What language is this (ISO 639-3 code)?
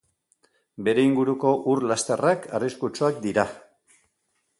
eus